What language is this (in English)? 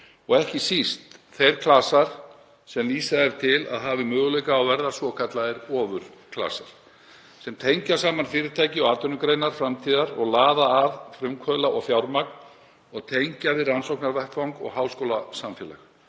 Icelandic